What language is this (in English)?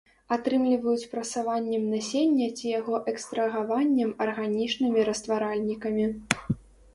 Belarusian